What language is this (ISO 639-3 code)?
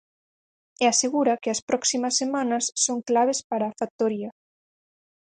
glg